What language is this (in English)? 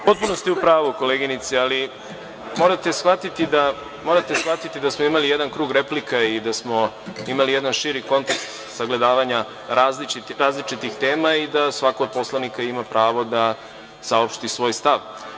Serbian